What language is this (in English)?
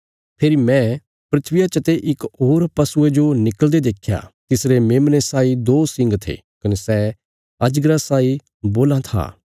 Bilaspuri